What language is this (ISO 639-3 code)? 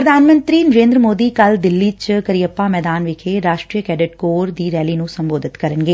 pan